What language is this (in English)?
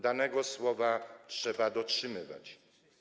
Polish